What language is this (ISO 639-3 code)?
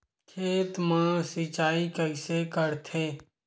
hne